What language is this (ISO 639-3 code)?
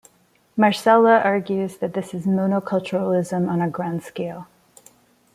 eng